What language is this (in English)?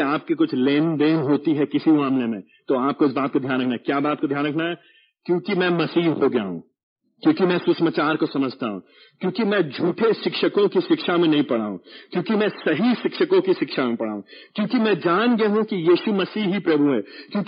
Hindi